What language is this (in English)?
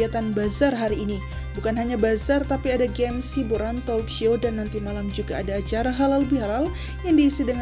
Indonesian